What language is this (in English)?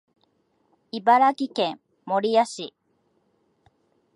Japanese